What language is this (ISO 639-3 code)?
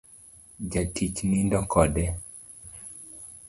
luo